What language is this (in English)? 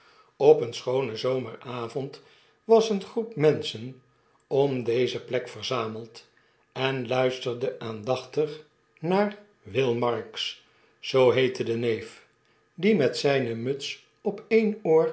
Dutch